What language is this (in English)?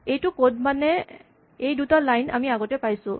Assamese